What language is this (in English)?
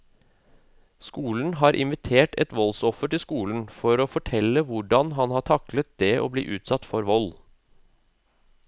Norwegian